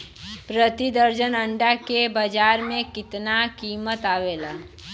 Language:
Bhojpuri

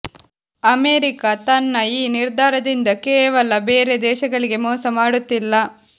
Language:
Kannada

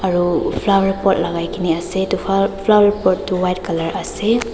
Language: Naga Pidgin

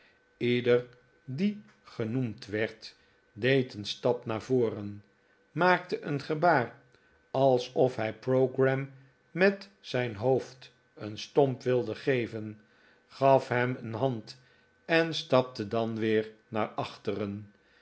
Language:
Dutch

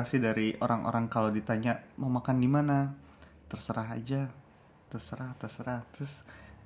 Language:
Indonesian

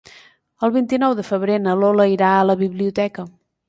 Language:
Catalan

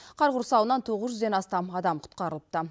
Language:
Kazakh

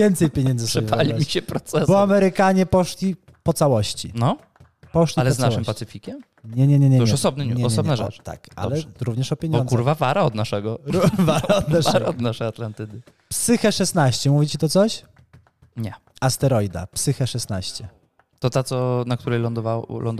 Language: Polish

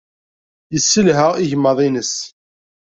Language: Kabyle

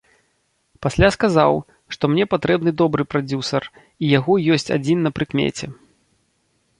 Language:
Belarusian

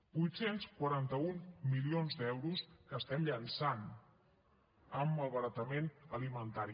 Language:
Catalan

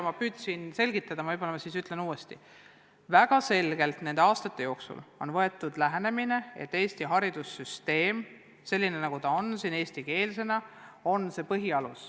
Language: Estonian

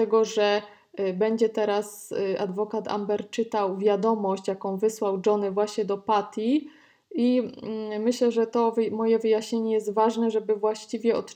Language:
Polish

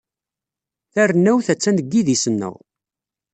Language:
Kabyle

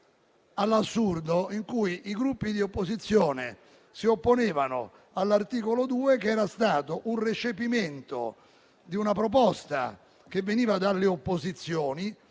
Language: Italian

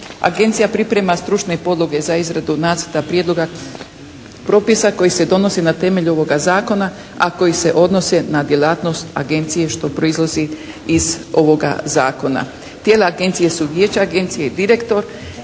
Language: Croatian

